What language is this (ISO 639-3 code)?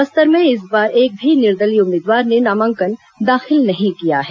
hin